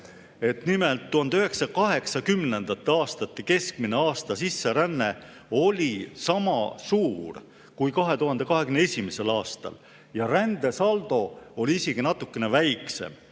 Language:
Estonian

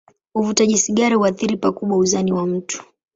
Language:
Swahili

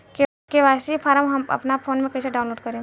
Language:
Bhojpuri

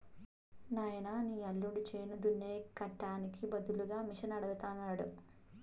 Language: Telugu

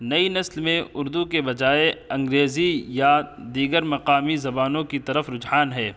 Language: Urdu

